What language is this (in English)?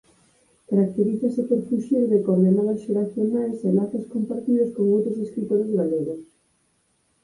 Galician